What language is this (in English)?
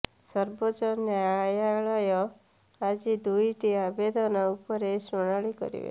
Odia